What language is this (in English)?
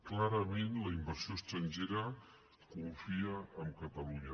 Catalan